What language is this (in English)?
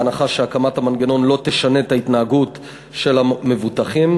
Hebrew